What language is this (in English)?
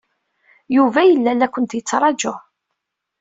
Kabyle